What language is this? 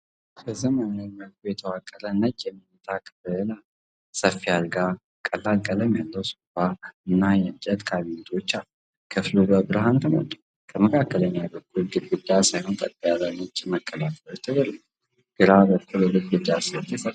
Amharic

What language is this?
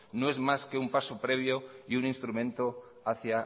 Spanish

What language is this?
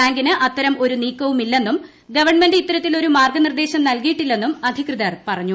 Malayalam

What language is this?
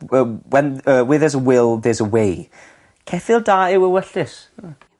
Welsh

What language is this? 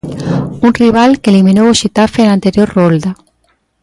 Galician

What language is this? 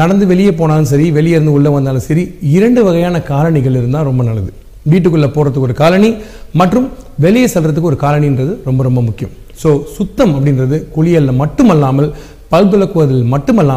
Tamil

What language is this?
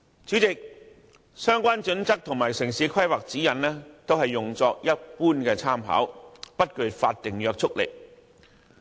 Cantonese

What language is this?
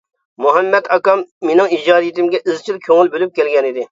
Uyghur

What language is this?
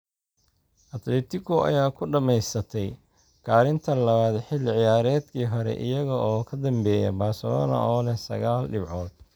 Somali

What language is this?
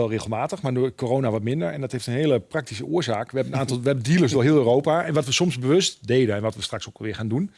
Dutch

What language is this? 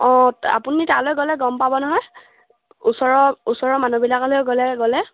Assamese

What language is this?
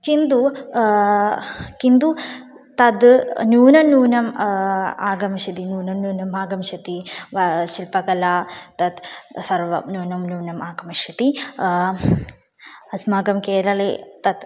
Sanskrit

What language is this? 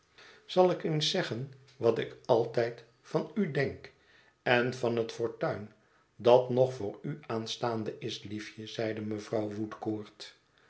Dutch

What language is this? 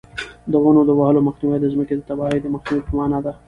Pashto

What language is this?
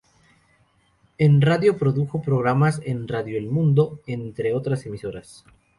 Spanish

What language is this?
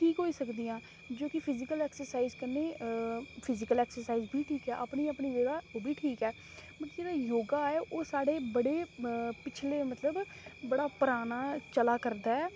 Dogri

